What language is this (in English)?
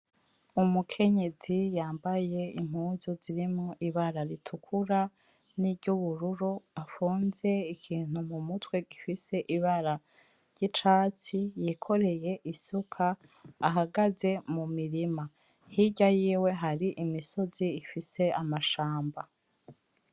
Rundi